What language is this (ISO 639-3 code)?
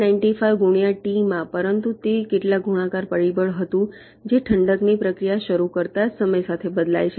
guj